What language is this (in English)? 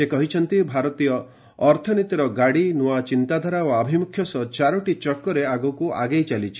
Odia